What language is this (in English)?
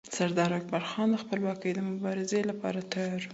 Pashto